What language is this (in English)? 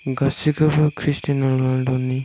Bodo